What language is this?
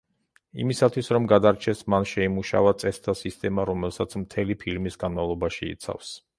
Georgian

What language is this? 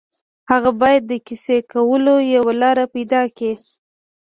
Pashto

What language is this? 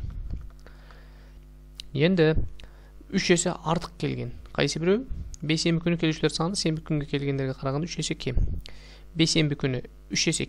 Turkish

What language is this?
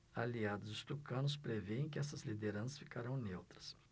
Portuguese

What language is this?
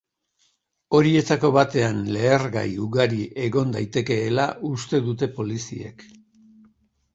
Basque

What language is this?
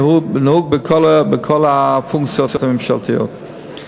Hebrew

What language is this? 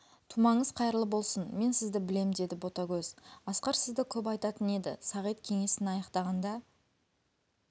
Kazakh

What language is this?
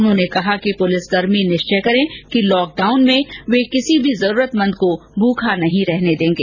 Hindi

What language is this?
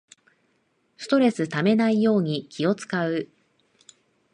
Japanese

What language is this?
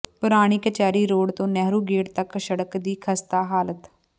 Punjabi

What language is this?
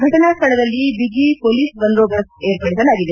Kannada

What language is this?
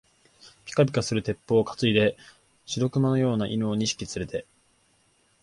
Japanese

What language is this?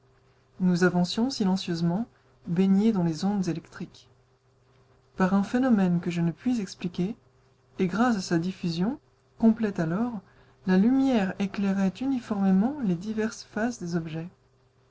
French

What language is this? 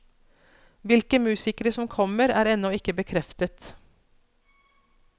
Norwegian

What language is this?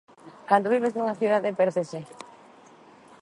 Galician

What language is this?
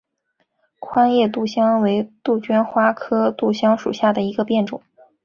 Chinese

